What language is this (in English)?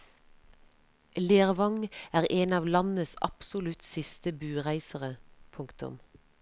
Norwegian